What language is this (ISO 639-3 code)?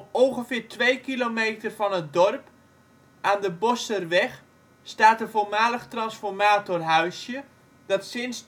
nld